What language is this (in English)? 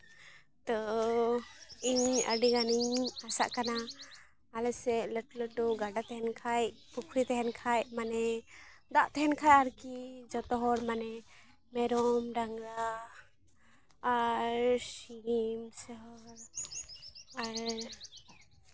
Santali